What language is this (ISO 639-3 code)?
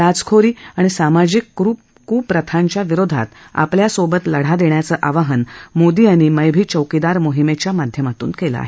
mar